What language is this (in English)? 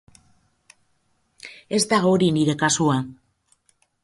Basque